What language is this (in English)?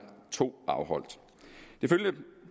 Danish